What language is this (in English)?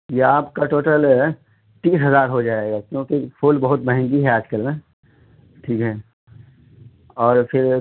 Urdu